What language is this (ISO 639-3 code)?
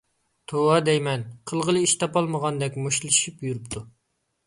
uig